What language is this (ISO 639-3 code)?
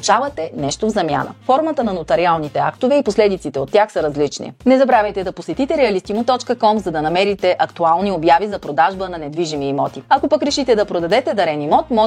bul